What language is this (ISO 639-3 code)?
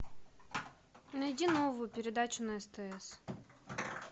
rus